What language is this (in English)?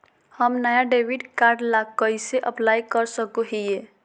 Magahi